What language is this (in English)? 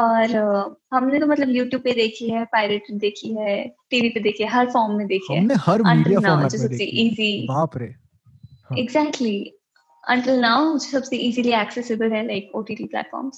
Hindi